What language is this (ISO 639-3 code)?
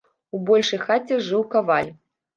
bel